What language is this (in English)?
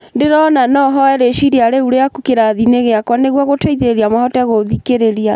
Kikuyu